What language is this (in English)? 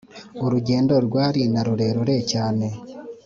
Kinyarwanda